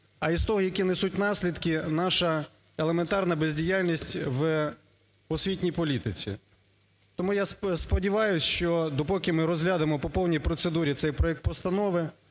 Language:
Ukrainian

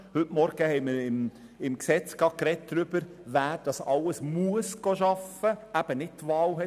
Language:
Swiss German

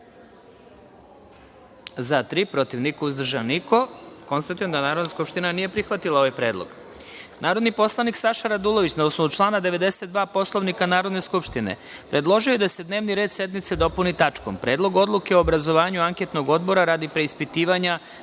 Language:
Serbian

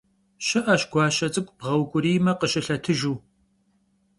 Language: Kabardian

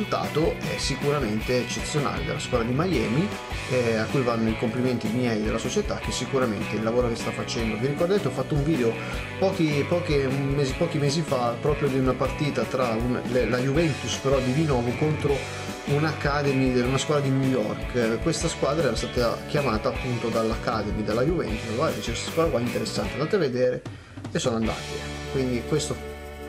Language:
Italian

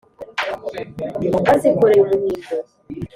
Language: Kinyarwanda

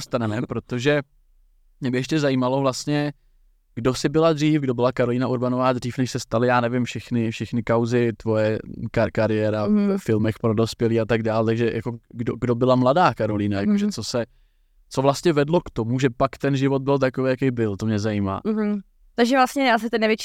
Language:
Czech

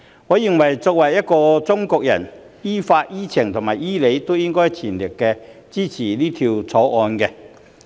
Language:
Cantonese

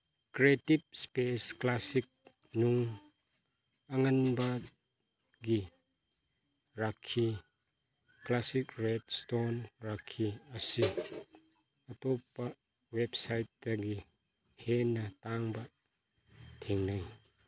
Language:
Manipuri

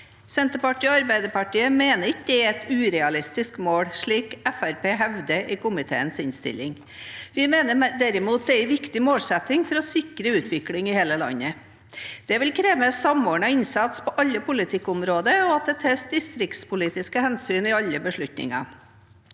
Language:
Norwegian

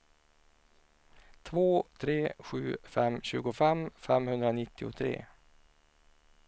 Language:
Swedish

